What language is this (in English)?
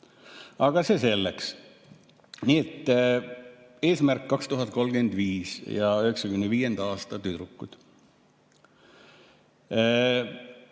Estonian